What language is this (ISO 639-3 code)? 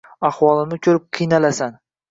uzb